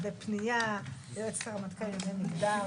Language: Hebrew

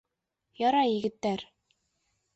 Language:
Bashkir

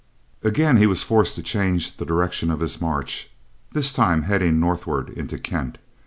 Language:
English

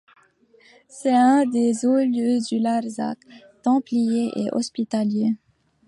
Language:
French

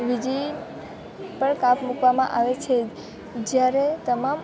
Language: Gujarati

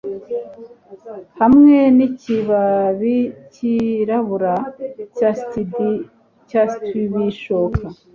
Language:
Kinyarwanda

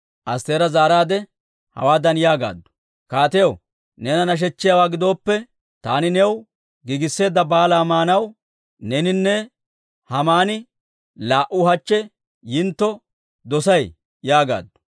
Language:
Dawro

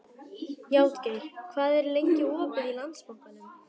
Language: Icelandic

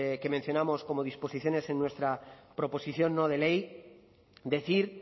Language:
Spanish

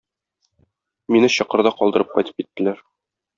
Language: Tatar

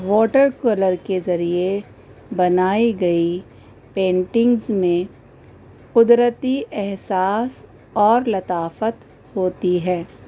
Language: Urdu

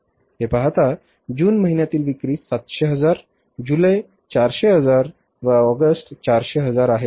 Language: Marathi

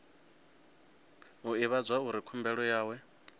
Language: Venda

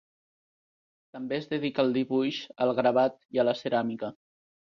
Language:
Catalan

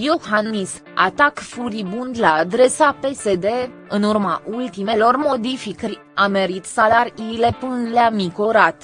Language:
Romanian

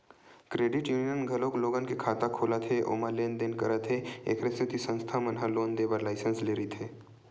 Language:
Chhattisgarhi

